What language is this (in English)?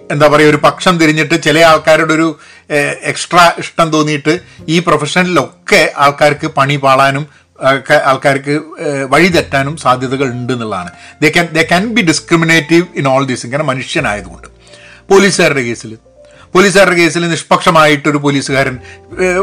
Malayalam